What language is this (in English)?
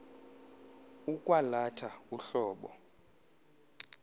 Xhosa